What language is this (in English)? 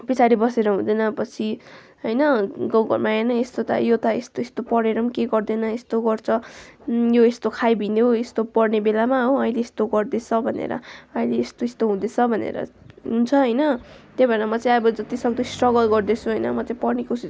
Nepali